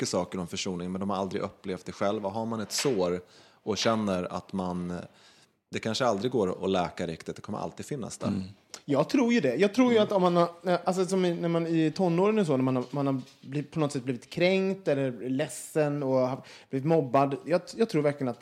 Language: Swedish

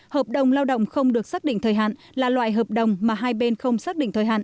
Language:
Vietnamese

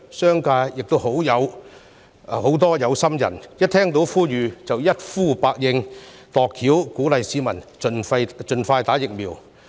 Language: Cantonese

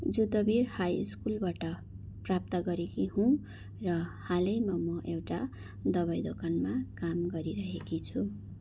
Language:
Nepali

